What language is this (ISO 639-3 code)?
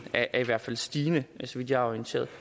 dan